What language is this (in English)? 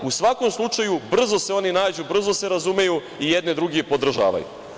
Serbian